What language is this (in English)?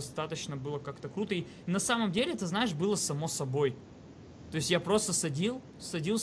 Russian